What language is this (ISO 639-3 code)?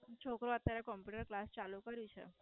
guj